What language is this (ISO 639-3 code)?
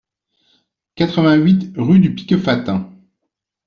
fra